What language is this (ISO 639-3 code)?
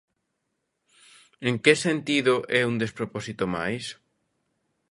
glg